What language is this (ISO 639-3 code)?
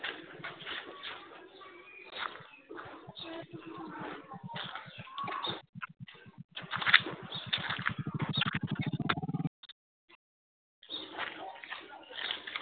asm